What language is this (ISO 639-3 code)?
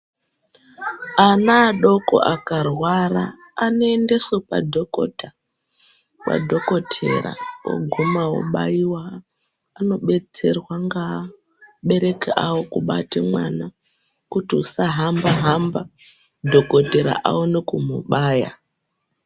ndc